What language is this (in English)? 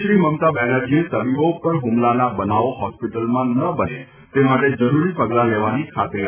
Gujarati